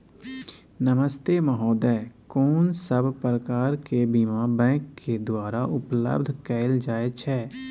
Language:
Maithili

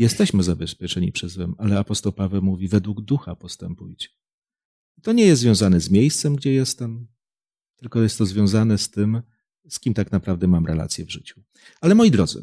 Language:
Polish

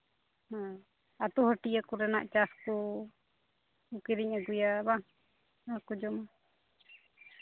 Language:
Santali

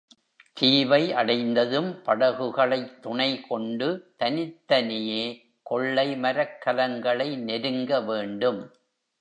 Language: Tamil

